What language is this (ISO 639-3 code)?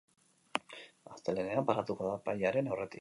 eus